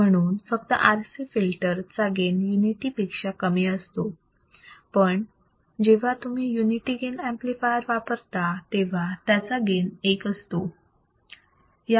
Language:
Marathi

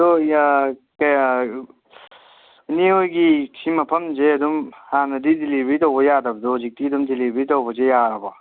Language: Manipuri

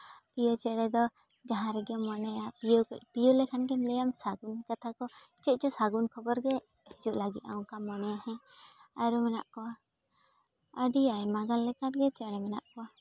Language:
Santali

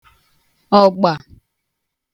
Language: Igbo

